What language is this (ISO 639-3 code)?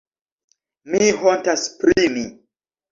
epo